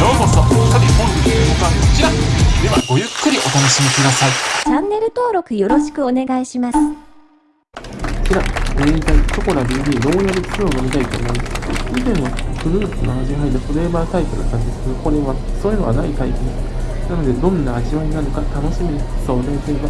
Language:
Japanese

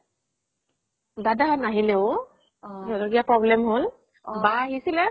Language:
Assamese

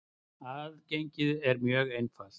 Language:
Icelandic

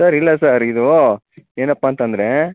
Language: Kannada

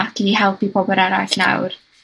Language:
Welsh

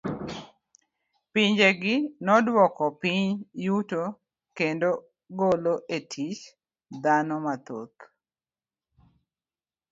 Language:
Luo (Kenya and Tanzania)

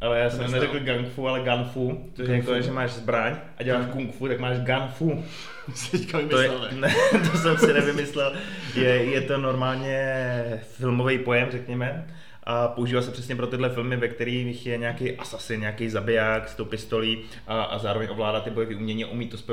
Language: Czech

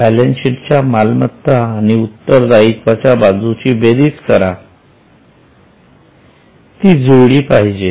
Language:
Marathi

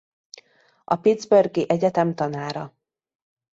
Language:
Hungarian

